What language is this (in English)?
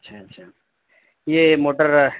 Urdu